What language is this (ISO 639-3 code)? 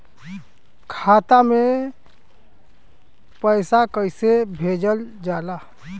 bho